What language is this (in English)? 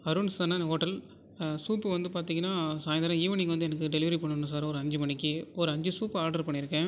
Tamil